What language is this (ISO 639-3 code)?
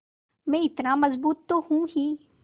hin